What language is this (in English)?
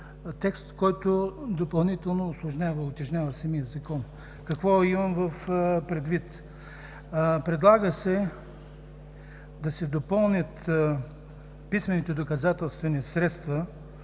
Bulgarian